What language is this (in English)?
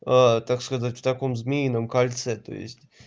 Russian